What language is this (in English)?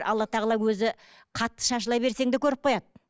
Kazakh